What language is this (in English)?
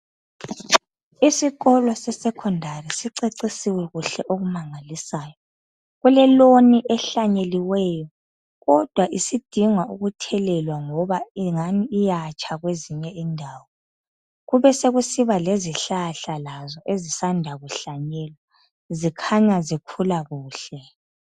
North Ndebele